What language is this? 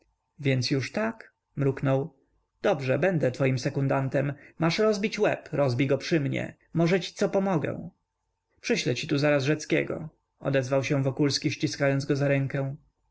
Polish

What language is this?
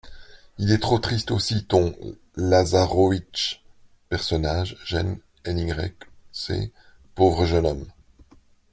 French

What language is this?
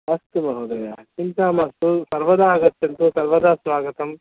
Sanskrit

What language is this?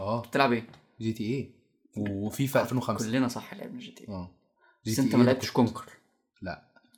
Arabic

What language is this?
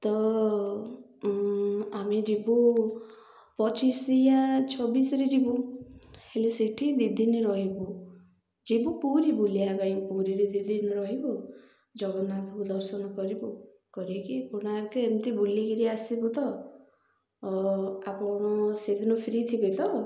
Odia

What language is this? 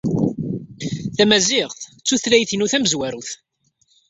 Kabyle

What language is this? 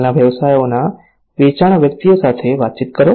Gujarati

